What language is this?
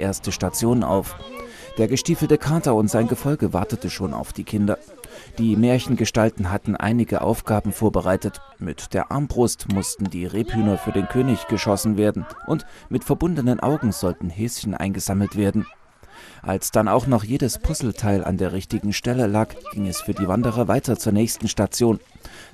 German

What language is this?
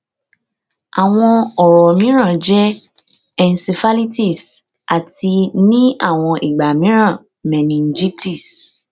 Yoruba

